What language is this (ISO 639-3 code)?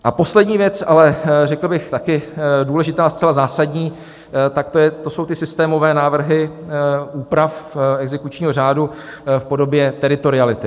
ces